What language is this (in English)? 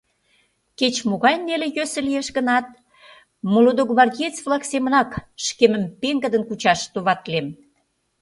Mari